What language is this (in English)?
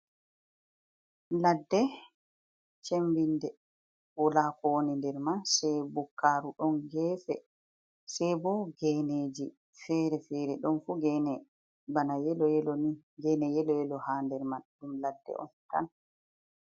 Fula